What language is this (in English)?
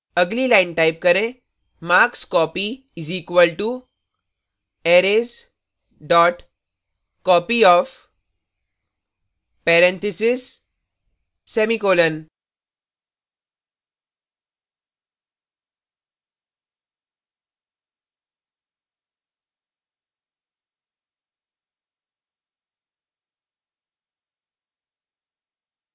Hindi